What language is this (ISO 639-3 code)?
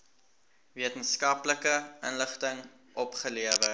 afr